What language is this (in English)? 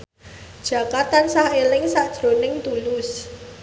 Javanese